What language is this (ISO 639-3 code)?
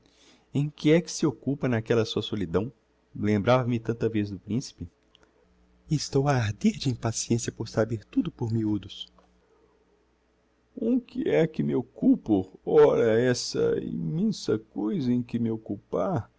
por